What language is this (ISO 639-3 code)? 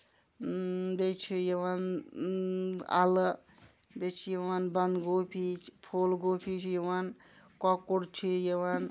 kas